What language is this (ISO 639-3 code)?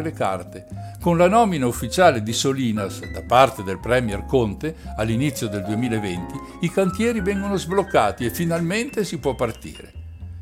ita